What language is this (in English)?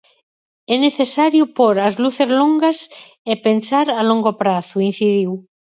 Galician